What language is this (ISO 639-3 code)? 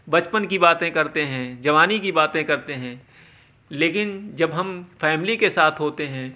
urd